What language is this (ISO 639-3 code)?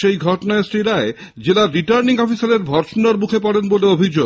ben